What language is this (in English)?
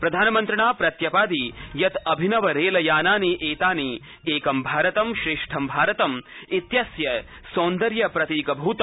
Sanskrit